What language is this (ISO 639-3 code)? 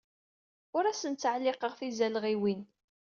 kab